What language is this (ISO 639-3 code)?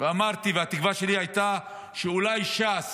heb